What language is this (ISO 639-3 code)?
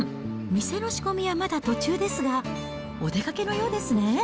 jpn